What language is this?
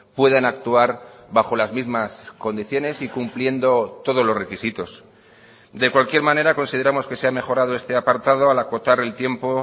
Spanish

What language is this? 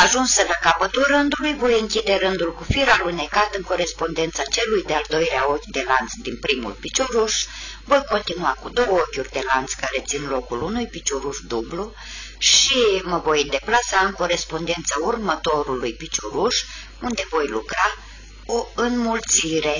Romanian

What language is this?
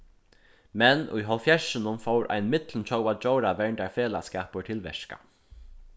Faroese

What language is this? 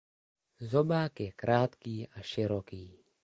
Czech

